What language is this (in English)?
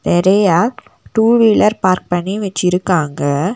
Tamil